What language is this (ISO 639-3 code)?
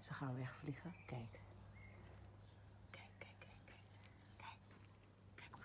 nld